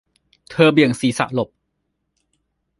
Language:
Thai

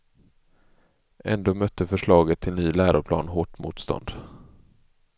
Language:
Swedish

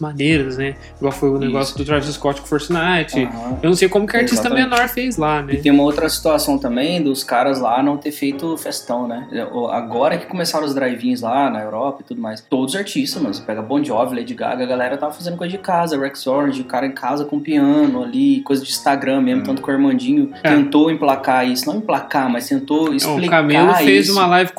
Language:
Portuguese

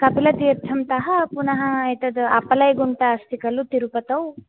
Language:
Sanskrit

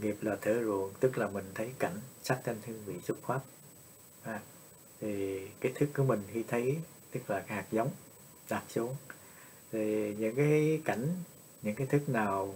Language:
Vietnamese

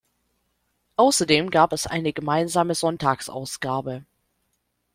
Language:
German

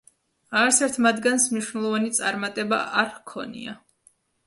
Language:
Georgian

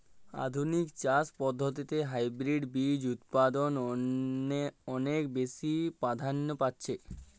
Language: Bangla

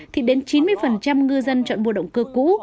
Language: Vietnamese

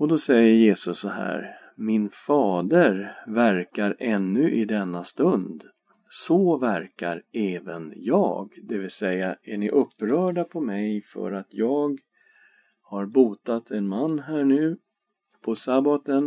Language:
Swedish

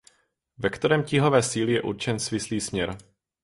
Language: Czech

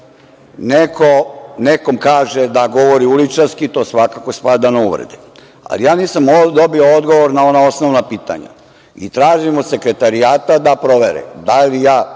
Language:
Serbian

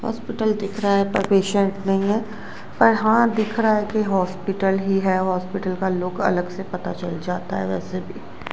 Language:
Hindi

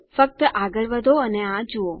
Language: Gujarati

